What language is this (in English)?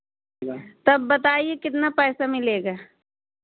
Hindi